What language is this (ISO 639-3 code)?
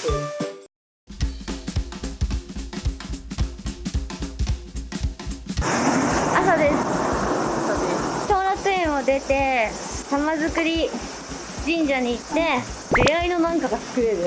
jpn